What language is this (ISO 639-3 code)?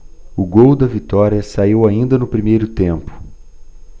por